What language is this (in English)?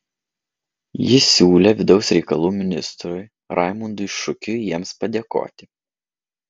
Lithuanian